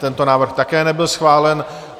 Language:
Czech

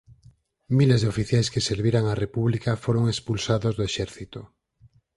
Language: Galician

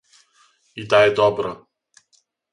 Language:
Serbian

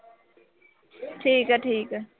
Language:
Punjabi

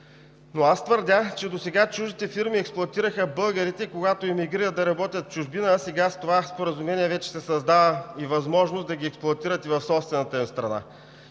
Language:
Bulgarian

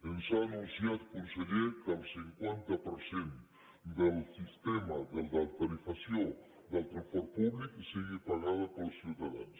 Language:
Catalan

